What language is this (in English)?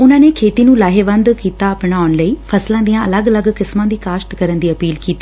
Punjabi